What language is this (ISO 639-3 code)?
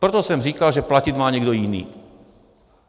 ces